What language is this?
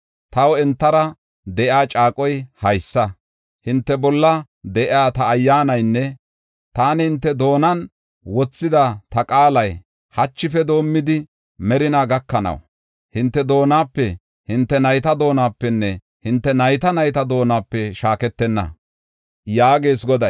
Gofa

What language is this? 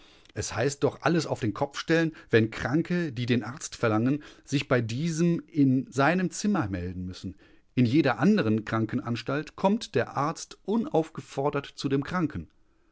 German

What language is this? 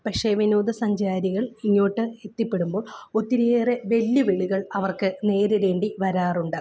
Malayalam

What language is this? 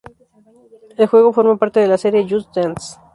Spanish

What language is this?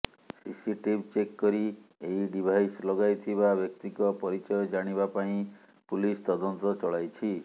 Odia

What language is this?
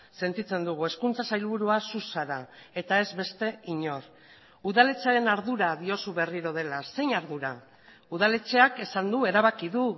Basque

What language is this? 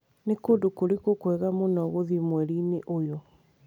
Kikuyu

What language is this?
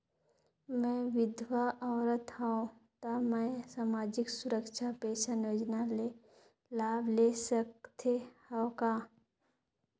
Chhattisgarhi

